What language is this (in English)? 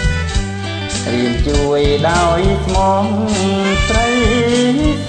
Khmer